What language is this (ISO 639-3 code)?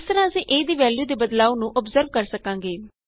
pan